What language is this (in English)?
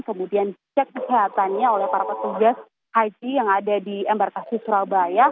Indonesian